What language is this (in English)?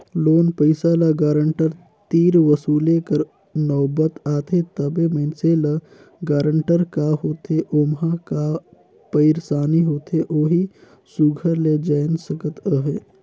Chhattisgarhi